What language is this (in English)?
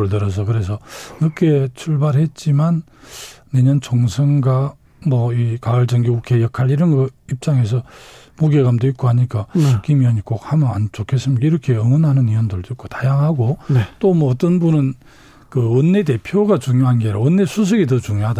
Korean